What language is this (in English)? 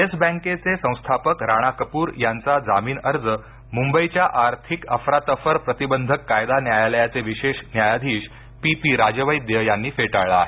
Marathi